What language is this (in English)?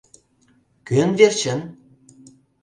Mari